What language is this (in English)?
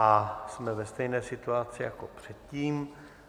Czech